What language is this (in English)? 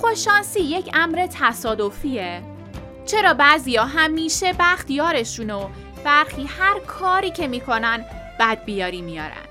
Persian